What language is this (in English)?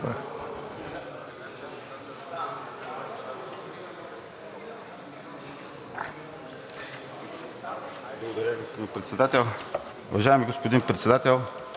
Bulgarian